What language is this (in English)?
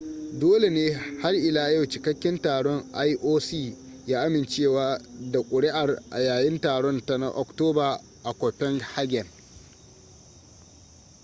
Hausa